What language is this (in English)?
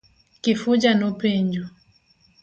Luo (Kenya and Tanzania)